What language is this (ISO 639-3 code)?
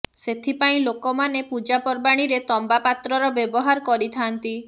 ori